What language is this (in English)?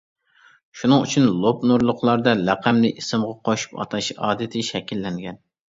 Uyghur